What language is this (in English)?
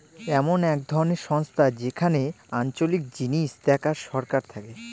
Bangla